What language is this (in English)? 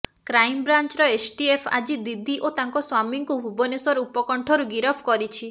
Odia